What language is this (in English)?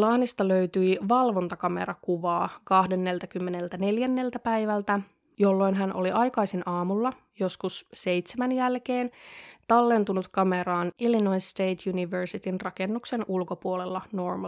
Finnish